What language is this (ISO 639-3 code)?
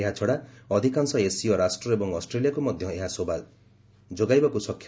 ori